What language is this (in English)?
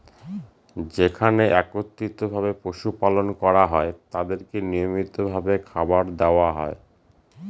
Bangla